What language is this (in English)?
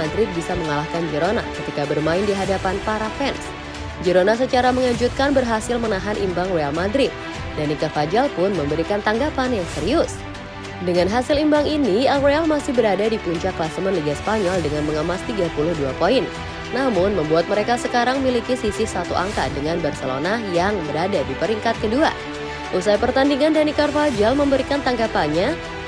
Indonesian